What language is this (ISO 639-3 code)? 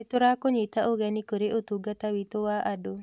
kik